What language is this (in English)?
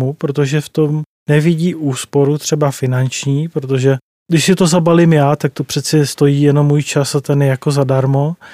Czech